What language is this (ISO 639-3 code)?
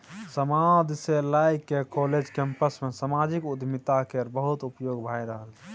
mai